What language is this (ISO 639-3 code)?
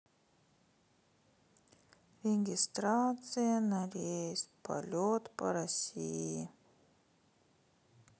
rus